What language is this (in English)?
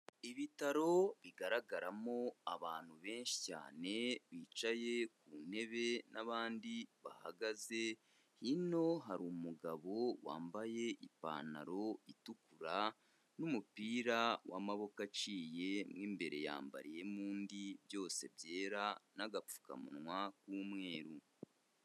Kinyarwanda